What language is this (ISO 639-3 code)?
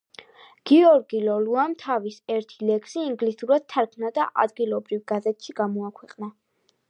kat